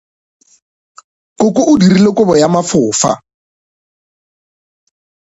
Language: Northern Sotho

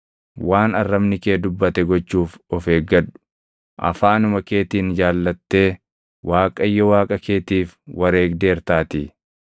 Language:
Oromo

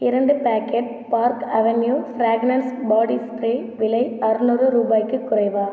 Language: Tamil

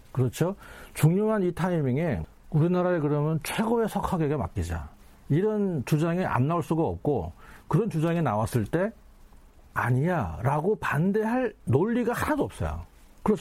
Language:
Korean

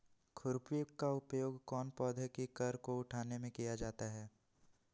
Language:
Magahi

